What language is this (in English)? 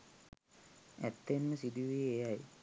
Sinhala